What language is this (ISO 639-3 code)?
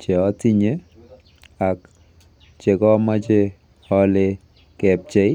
kln